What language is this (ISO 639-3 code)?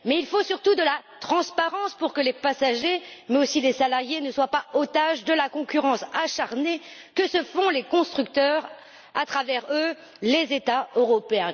fra